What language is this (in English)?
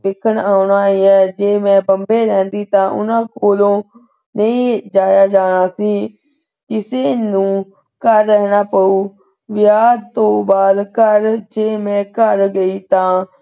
Punjabi